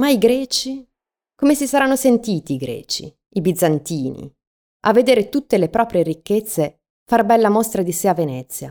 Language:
Italian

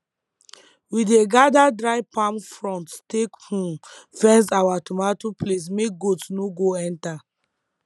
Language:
Nigerian Pidgin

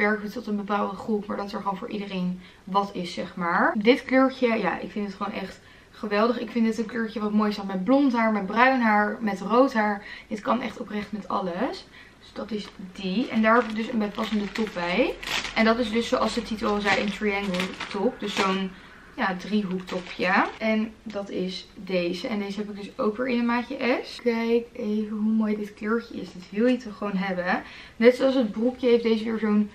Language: Dutch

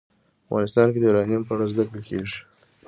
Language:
Pashto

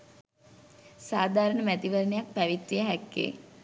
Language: Sinhala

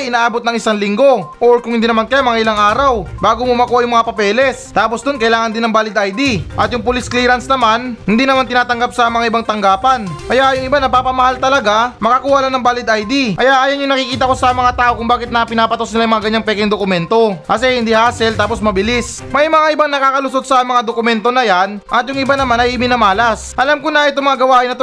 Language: Filipino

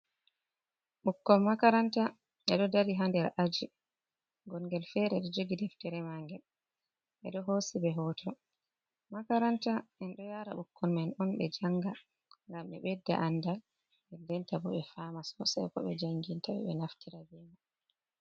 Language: Fula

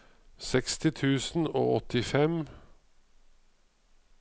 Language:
Norwegian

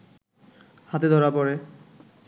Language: Bangla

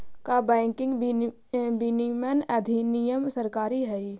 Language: Magahi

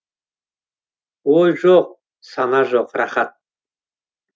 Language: Kazakh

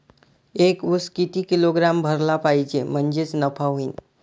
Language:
Marathi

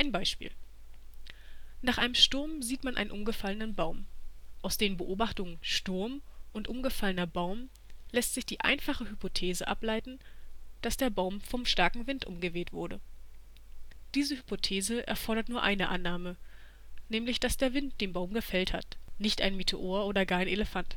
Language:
German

